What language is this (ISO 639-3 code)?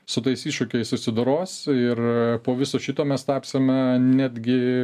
lit